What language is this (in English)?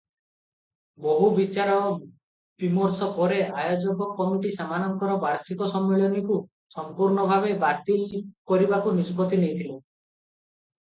Odia